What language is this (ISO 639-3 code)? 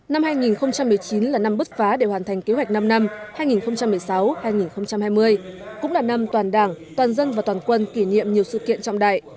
vie